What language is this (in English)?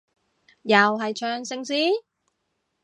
Cantonese